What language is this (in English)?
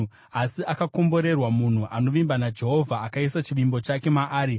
Shona